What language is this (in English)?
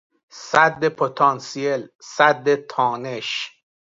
Persian